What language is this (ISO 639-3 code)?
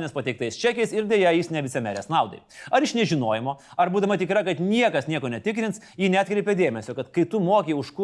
lit